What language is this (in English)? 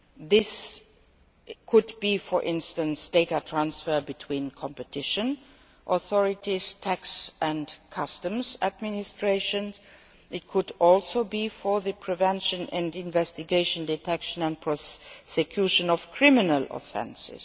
English